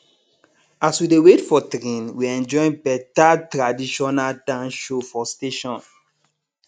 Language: Nigerian Pidgin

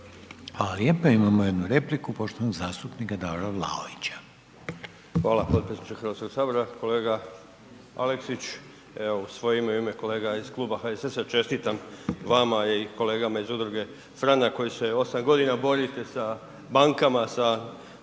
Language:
Croatian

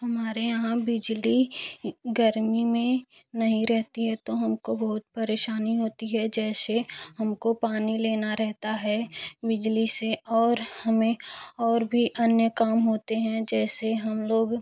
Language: Hindi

